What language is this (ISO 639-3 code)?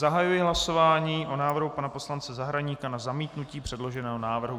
ces